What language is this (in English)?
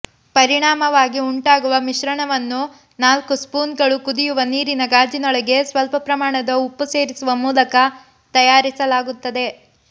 Kannada